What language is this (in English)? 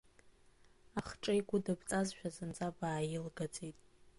Abkhazian